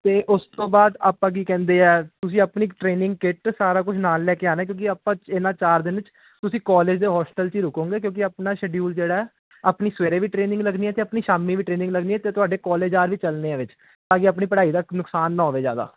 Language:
Punjabi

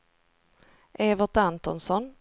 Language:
Swedish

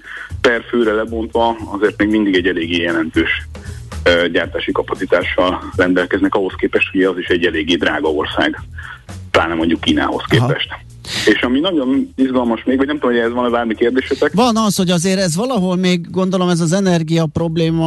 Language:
Hungarian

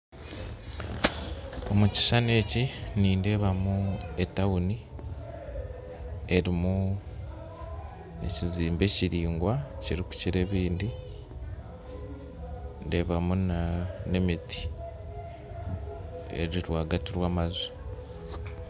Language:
Nyankole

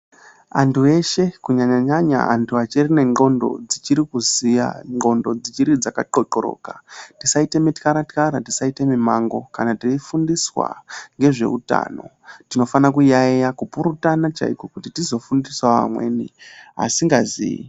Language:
Ndau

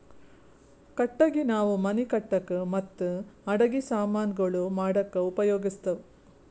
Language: Kannada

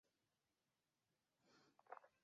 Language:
Chinese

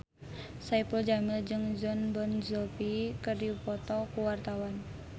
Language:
Sundanese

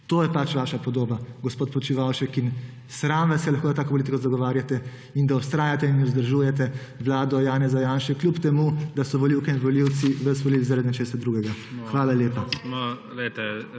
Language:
Slovenian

